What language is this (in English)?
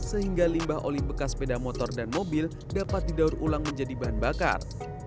Indonesian